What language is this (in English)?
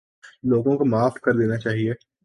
Urdu